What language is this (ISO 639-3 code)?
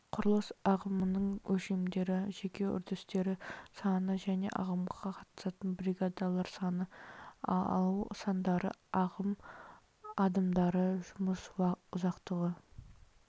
kaz